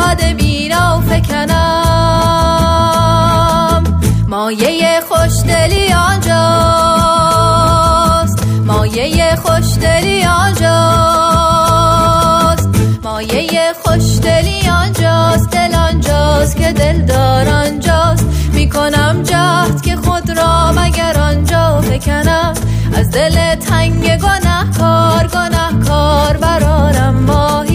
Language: Persian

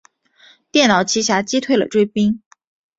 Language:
Chinese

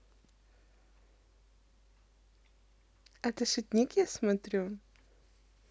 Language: Russian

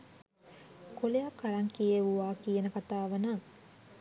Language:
Sinhala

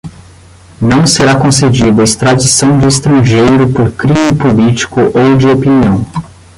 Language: Portuguese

